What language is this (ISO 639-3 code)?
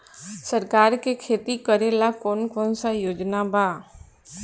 bho